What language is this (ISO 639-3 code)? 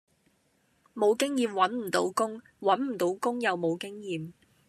yue